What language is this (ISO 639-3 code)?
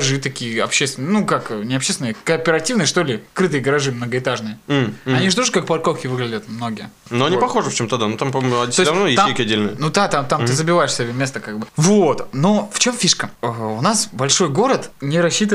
rus